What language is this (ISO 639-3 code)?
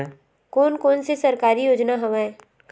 hne